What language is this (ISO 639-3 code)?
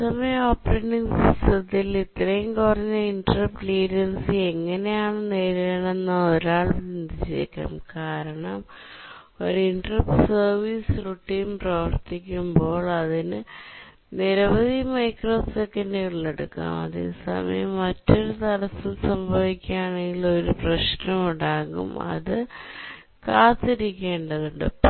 mal